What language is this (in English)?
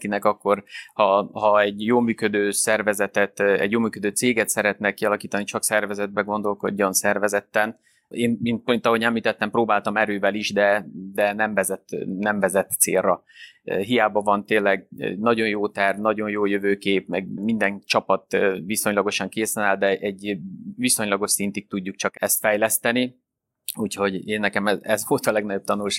Hungarian